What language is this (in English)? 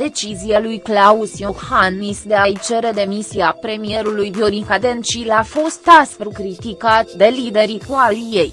Romanian